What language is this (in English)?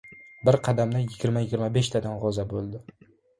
Uzbek